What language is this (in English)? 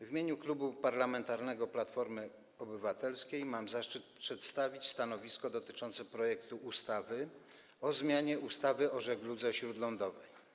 Polish